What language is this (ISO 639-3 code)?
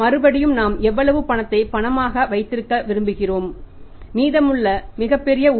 tam